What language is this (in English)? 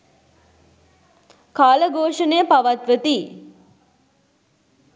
Sinhala